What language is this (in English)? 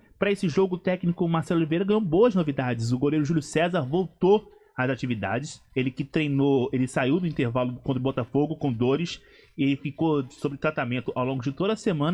Portuguese